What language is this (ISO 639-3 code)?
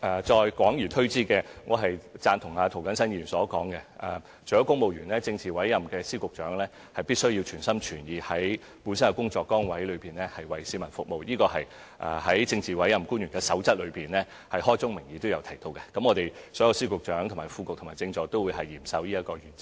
yue